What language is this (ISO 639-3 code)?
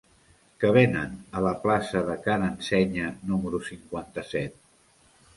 cat